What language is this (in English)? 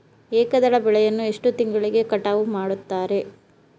Kannada